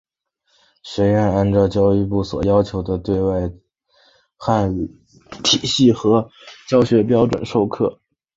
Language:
Chinese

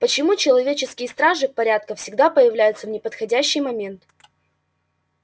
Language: Russian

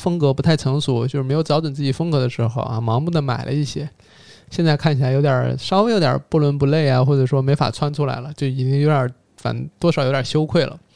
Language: Chinese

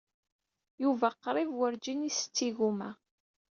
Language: Kabyle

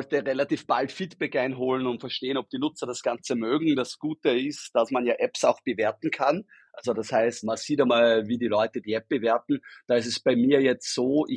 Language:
German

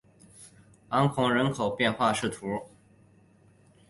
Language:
Chinese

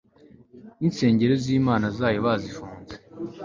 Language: Kinyarwanda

